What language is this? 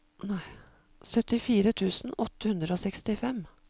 Norwegian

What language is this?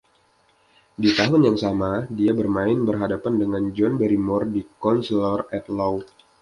Indonesian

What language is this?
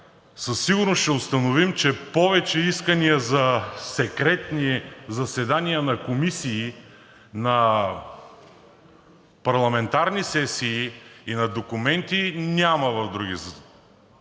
Bulgarian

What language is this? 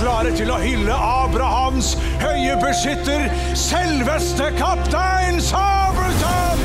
Norwegian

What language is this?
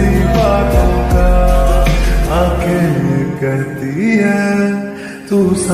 Arabic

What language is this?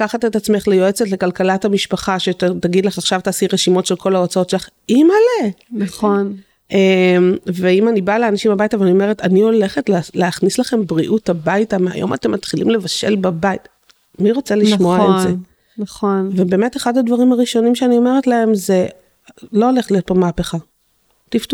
Hebrew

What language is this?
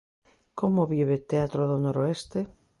Galician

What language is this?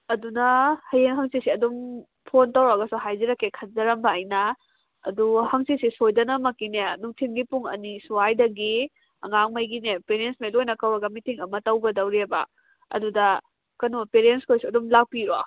Manipuri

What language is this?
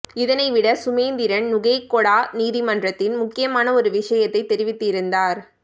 Tamil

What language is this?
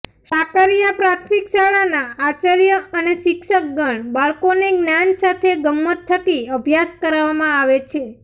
Gujarati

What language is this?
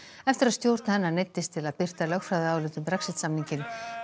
Icelandic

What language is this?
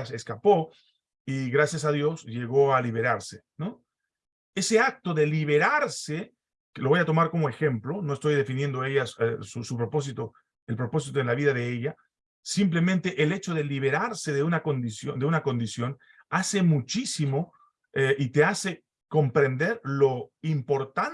Spanish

